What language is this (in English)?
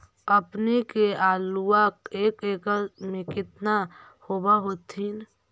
Magahi